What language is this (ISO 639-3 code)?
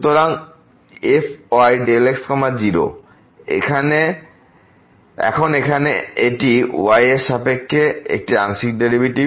ben